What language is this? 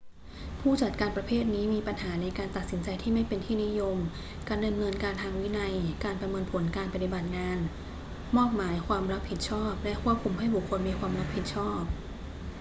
Thai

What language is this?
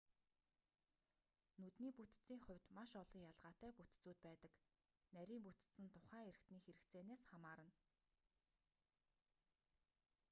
Mongolian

